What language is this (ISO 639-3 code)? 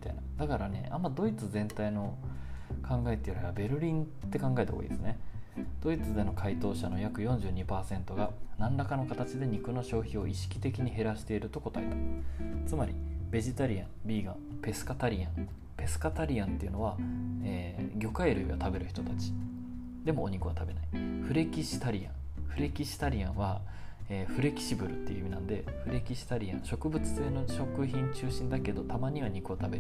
jpn